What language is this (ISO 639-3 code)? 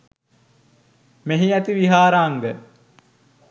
sin